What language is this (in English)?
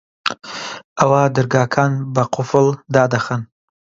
Central Kurdish